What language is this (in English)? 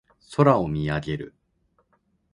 Japanese